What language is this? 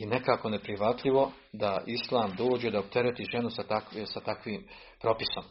Croatian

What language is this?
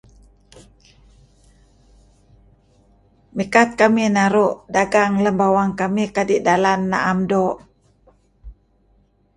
Kelabit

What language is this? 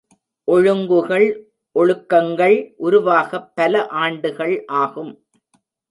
Tamil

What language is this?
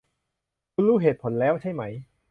Thai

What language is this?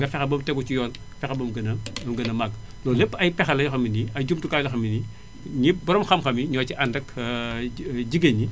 Wolof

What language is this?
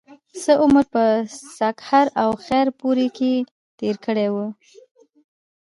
Pashto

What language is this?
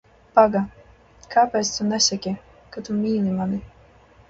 Latvian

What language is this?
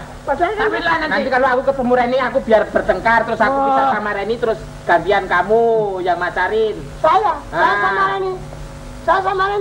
Indonesian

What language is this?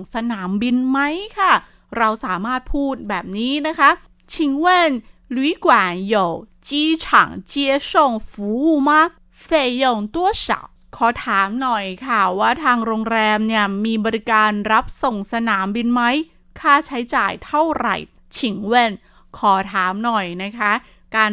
Thai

